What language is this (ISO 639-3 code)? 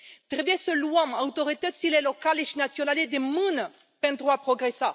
ron